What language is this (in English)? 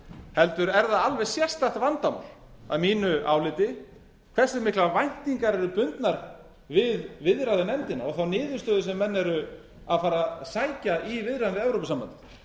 Icelandic